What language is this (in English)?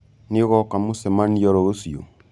Kikuyu